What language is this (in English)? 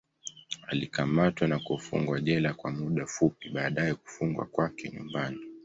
Swahili